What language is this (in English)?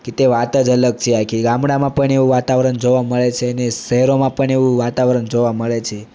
Gujarati